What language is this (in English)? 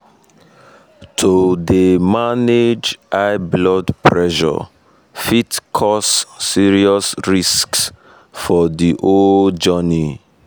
Nigerian Pidgin